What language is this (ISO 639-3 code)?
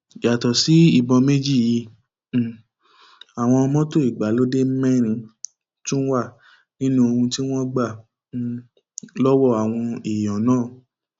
yor